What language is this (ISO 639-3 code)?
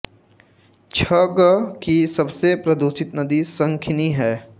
hin